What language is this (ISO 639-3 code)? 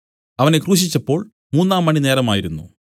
mal